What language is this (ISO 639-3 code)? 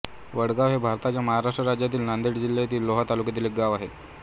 mar